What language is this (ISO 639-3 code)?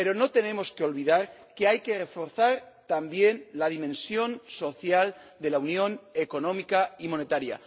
spa